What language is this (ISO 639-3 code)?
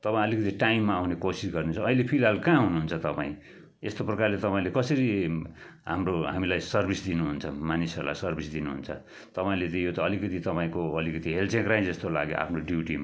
nep